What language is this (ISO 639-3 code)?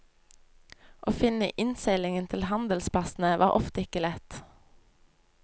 nor